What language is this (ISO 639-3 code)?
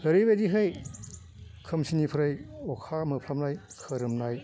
brx